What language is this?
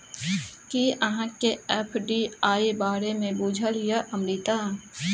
Maithili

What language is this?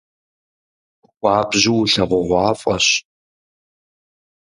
Kabardian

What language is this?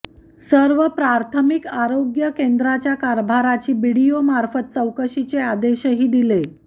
Marathi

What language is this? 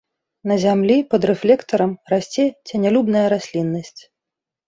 Belarusian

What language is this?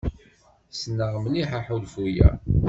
Kabyle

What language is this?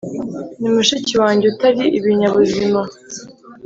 Kinyarwanda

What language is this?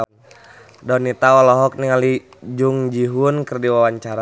Sundanese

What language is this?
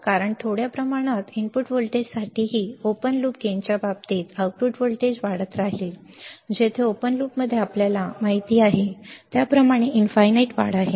Marathi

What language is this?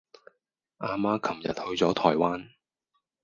Cantonese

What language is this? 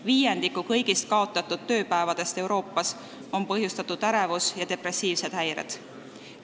Estonian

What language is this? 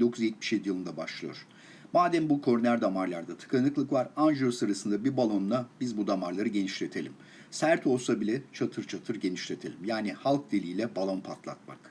Turkish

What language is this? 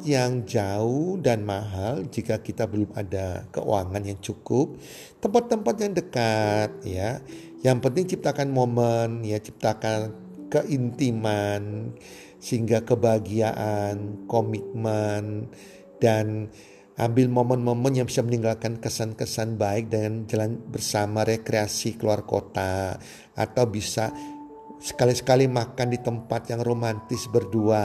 Indonesian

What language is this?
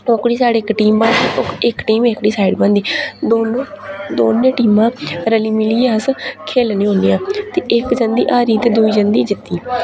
Dogri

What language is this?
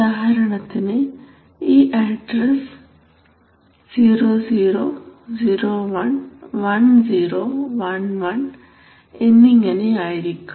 Malayalam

